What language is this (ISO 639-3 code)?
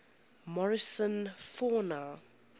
eng